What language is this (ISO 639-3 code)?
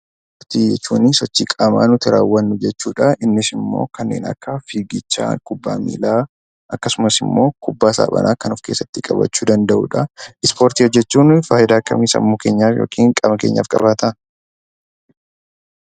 orm